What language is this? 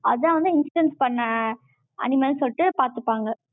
Tamil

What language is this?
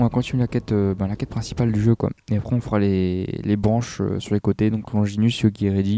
French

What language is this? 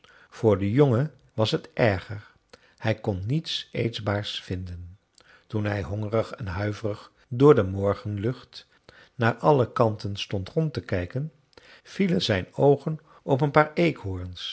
Dutch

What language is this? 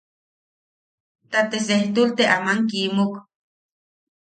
Yaqui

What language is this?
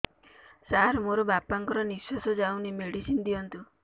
Odia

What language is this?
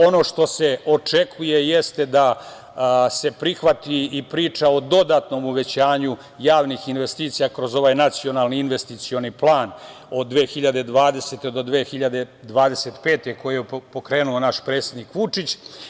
Serbian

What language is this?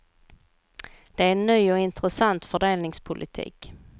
Swedish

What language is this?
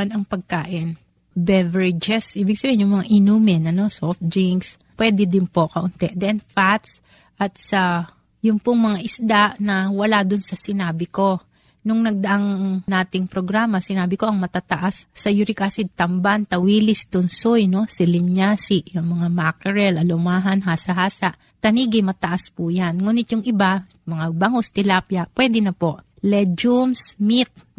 Filipino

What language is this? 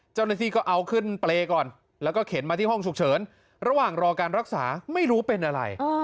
Thai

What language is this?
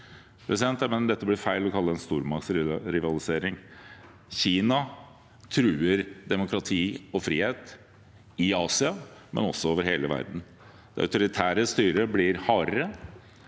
Norwegian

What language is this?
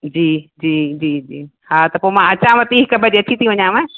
Sindhi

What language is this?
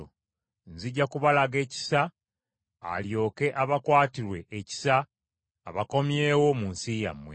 Ganda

